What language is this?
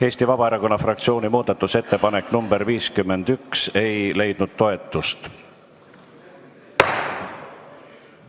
Estonian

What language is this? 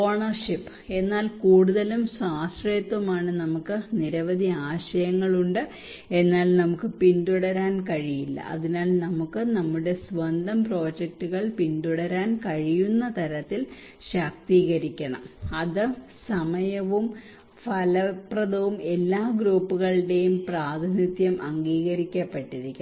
Malayalam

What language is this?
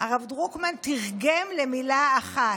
Hebrew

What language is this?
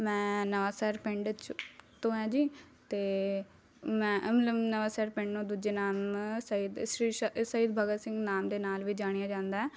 Punjabi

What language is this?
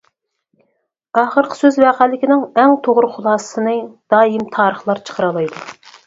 Uyghur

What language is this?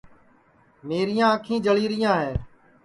Sansi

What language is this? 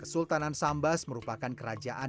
Indonesian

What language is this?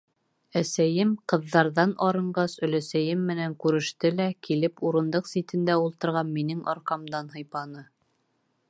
Bashkir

